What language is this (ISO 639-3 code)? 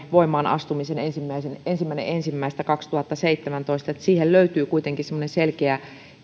fin